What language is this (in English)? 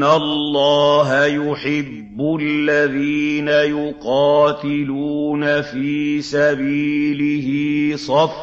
Arabic